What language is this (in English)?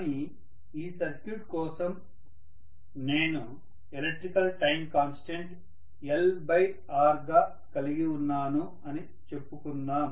Telugu